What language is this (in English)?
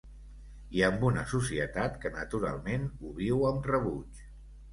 Catalan